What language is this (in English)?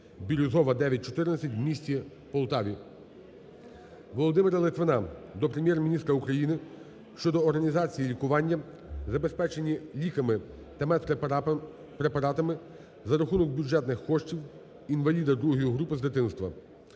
Ukrainian